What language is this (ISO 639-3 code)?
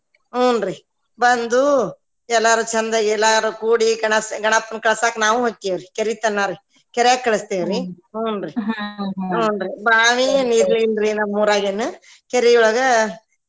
kan